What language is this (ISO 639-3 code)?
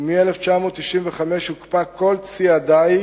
heb